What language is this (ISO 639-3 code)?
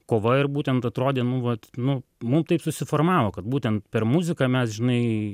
lit